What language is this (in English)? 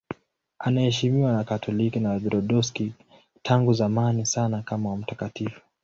Swahili